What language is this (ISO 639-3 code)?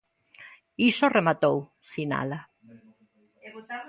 glg